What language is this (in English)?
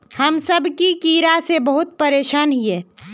Magahi